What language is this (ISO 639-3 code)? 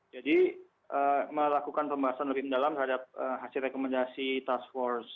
ind